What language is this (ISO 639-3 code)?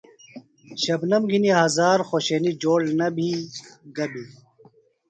phl